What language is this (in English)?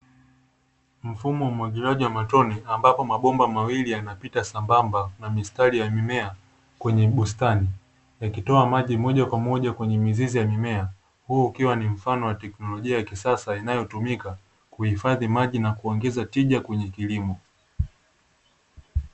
Swahili